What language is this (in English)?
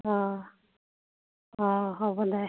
Assamese